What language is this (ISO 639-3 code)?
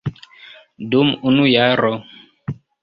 epo